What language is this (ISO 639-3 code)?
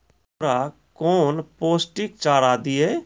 mai